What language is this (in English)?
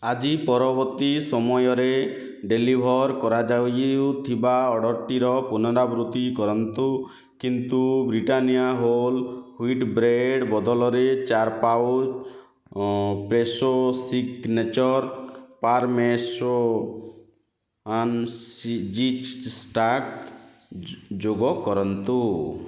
Odia